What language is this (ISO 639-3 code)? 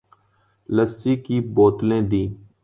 urd